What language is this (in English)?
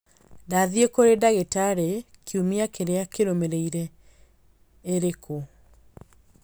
Kikuyu